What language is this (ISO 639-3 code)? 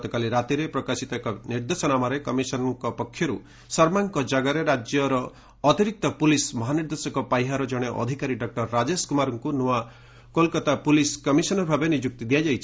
ori